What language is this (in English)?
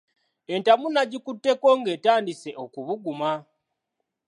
Ganda